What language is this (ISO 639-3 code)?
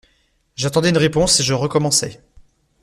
fra